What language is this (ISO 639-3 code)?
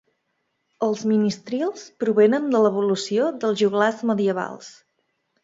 cat